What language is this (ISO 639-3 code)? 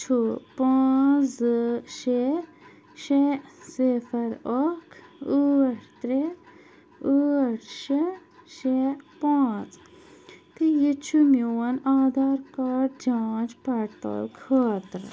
kas